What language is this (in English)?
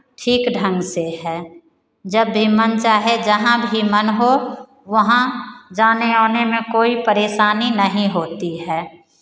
Hindi